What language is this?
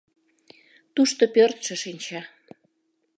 Mari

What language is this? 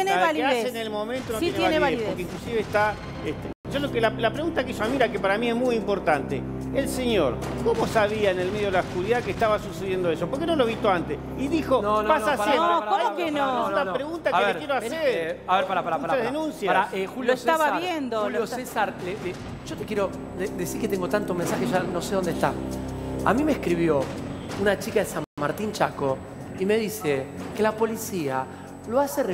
Spanish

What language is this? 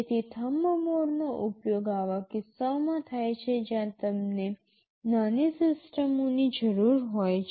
Gujarati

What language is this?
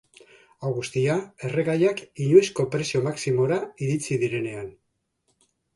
Basque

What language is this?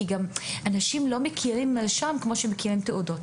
Hebrew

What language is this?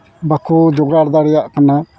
Santali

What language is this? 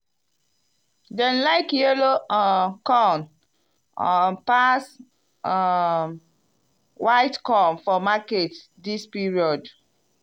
Nigerian Pidgin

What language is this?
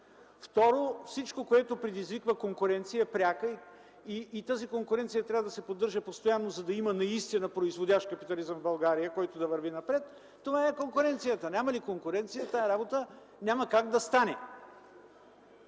Bulgarian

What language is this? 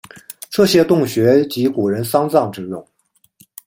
Chinese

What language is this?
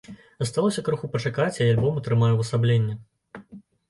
Belarusian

